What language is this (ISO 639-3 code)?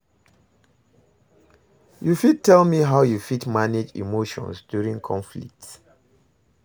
pcm